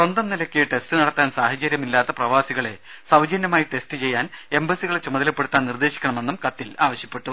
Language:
Malayalam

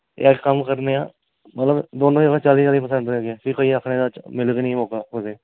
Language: Dogri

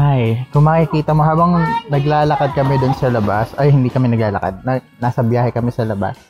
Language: Filipino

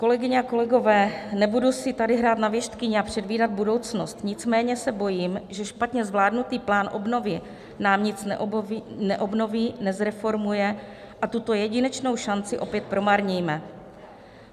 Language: Czech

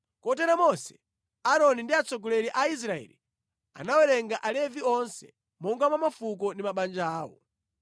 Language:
Nyanja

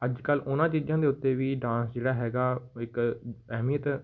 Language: Punjabi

